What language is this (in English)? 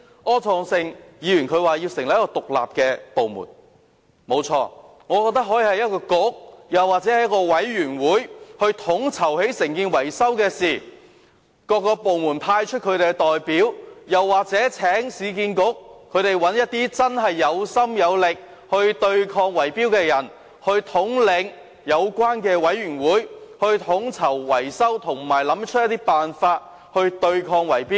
Cantonese